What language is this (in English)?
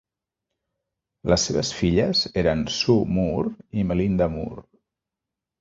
Catalan